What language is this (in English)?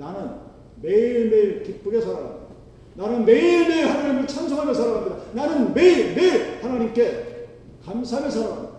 Korean